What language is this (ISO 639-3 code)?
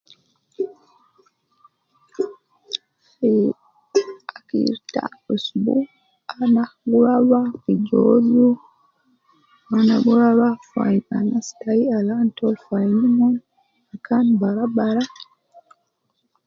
kcn